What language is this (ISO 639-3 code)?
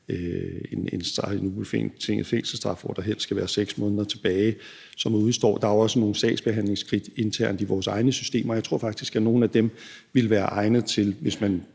dan